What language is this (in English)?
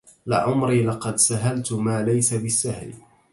Arabic